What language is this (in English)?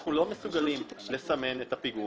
Hebrew